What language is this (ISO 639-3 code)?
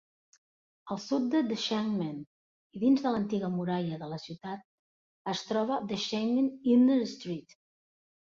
cat